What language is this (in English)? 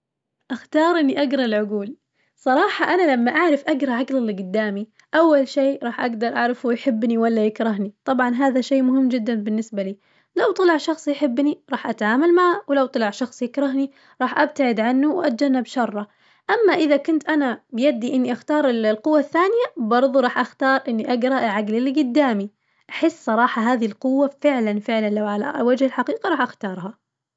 Najdi Arabic